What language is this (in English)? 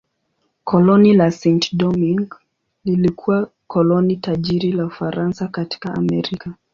Swahili